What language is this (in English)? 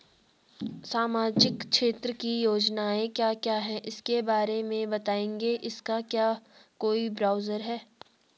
Hindi